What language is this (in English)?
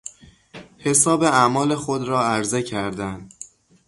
Persian